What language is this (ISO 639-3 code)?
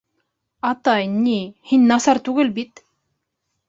bak